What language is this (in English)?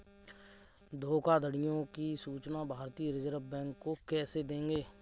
Hindi